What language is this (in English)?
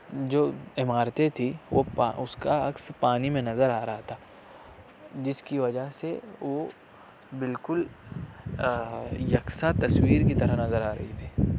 Urdu